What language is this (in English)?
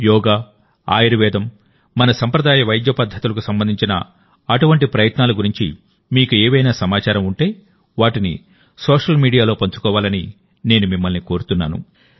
Telugu